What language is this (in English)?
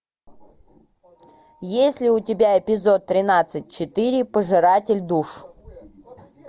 Russian